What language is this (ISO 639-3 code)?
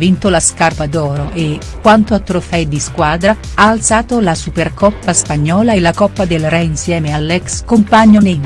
ita